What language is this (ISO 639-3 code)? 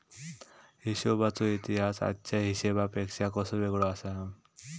mar